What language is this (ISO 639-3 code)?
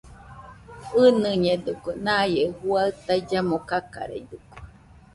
hux